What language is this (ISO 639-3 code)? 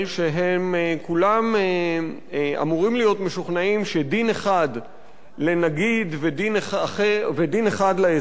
heb